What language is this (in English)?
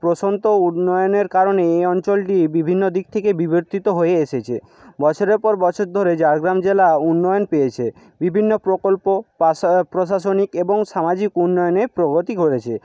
Bangla